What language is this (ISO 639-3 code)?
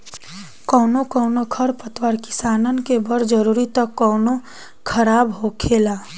bho